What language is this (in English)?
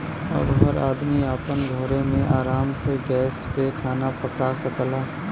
Bhojpuri